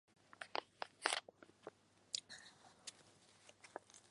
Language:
Chinese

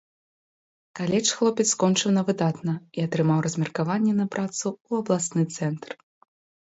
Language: Belarusian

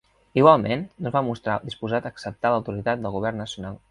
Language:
Catalan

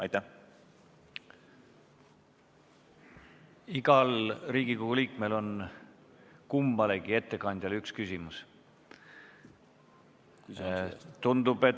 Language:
Estonian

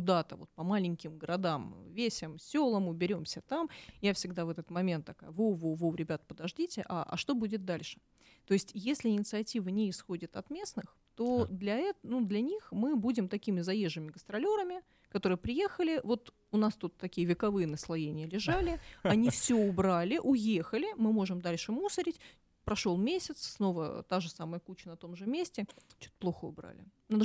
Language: Russian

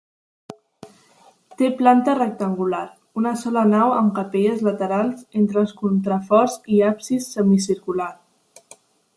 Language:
Catalan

